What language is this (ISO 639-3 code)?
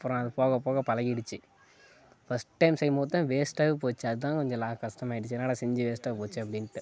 tam